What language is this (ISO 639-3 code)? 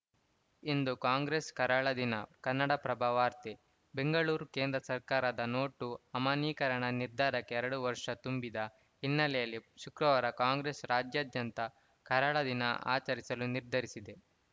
kan